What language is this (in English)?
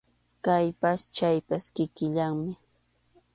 Arequipa-La Unión Quechua